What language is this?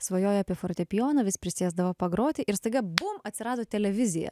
Lithuanian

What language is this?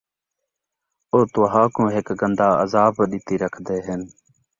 Saraiki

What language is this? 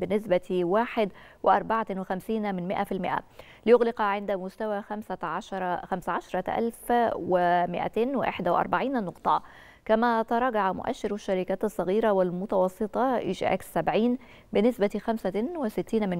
Arabic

